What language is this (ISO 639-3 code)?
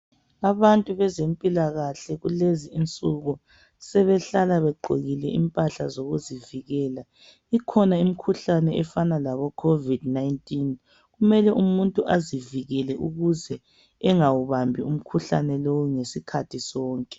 nde